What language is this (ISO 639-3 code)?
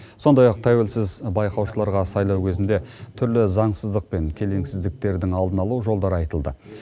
kaz